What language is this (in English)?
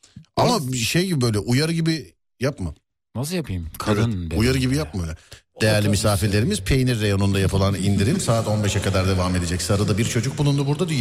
Turkish